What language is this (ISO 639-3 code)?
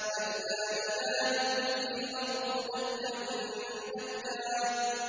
ara